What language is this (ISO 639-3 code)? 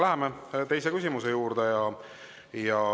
est